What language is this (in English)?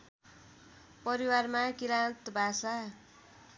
Nepali